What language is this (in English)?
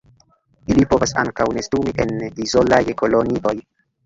Esperanto